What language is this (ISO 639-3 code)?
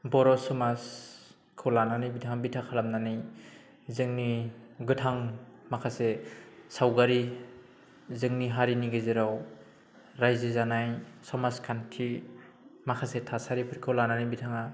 brx